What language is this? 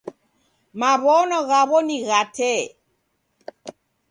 Taita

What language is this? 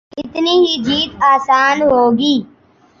Urdu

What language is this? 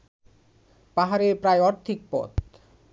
Bangla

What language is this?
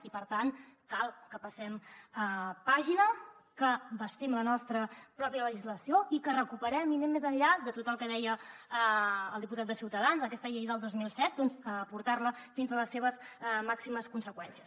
Catalan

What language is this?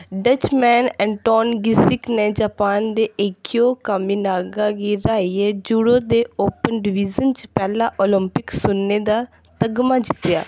Dogri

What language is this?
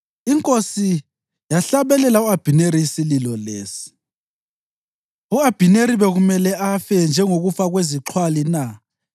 North Ndebele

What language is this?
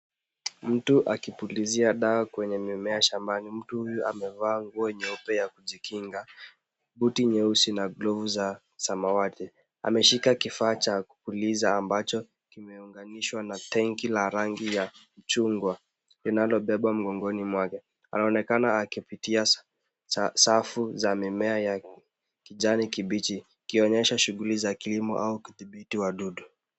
Swahili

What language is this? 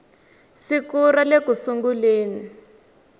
Tsonga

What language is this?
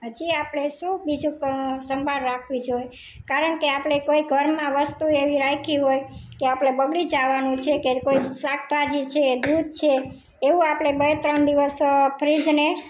Gujarati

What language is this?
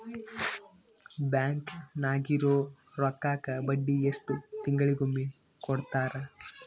Kannada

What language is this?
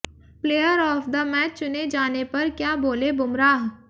Hindi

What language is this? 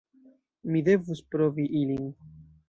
Esperanto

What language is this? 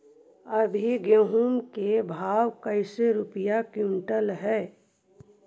Magahi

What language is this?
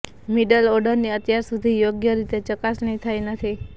Gujarati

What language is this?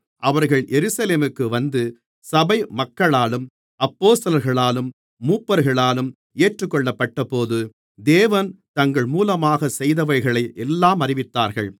Tamil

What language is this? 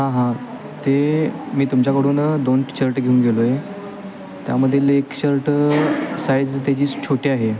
Marathi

